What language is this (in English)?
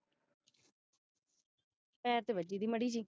Punjabi